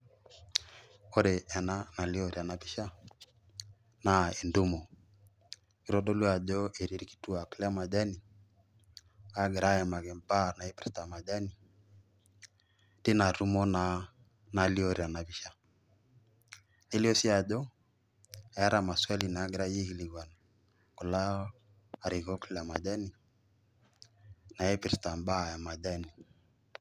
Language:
Masai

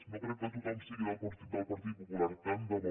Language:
Catalan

